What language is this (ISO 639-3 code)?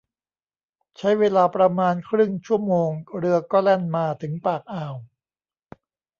tha